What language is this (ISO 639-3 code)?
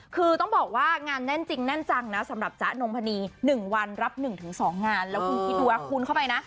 tha